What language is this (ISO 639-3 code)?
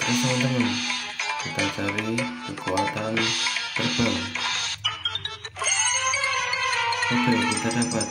ind